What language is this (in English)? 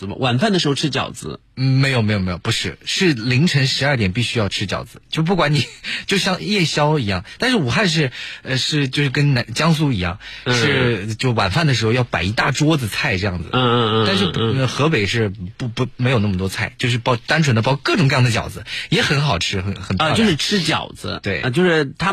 Chinese